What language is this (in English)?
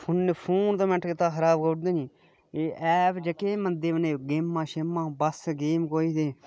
Dogri